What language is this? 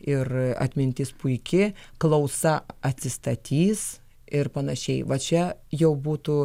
Lithuanian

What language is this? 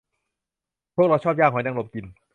Thai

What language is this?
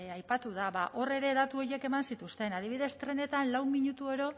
Basque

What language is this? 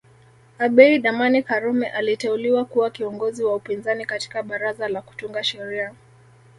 Swahili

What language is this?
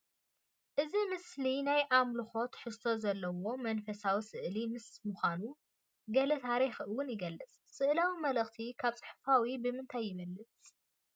Tigrinya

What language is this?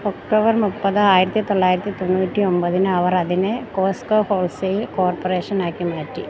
Malayalam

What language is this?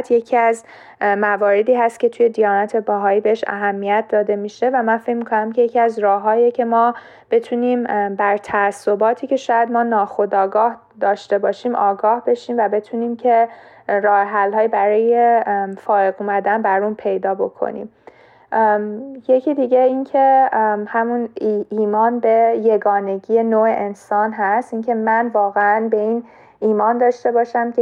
Persian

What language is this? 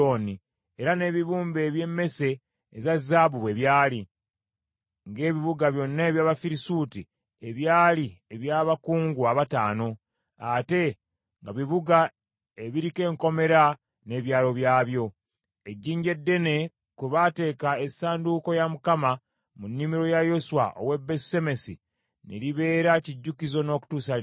Ganda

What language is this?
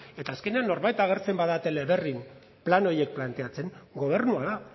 Basque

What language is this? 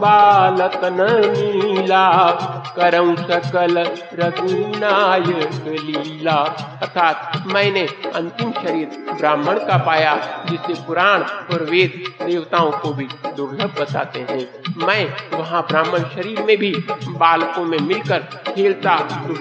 Hindi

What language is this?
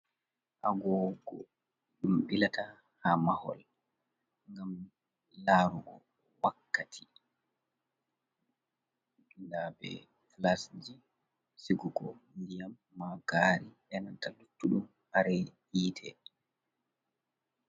Fula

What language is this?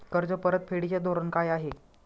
Marathi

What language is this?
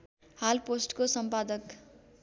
Nepali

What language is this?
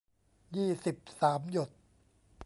Thai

